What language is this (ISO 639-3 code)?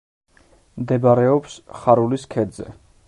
kat